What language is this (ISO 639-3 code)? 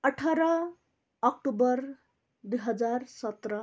nep